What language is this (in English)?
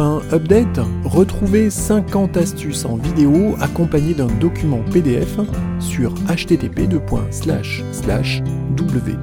French